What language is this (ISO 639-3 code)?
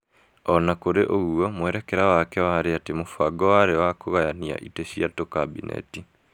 kik